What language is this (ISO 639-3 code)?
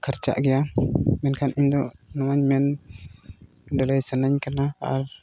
sat